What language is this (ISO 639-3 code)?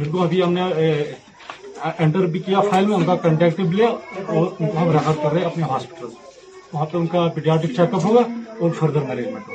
urd